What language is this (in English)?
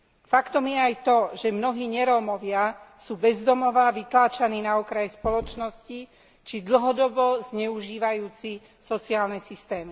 Slovak